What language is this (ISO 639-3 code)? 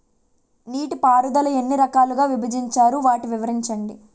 tel